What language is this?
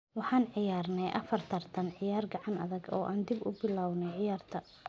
Somali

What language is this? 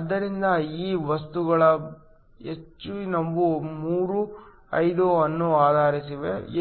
Kannada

